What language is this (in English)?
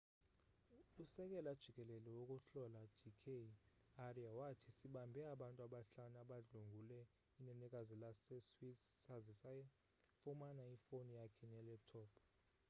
Xhosa